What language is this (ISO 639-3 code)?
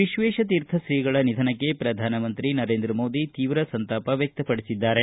kan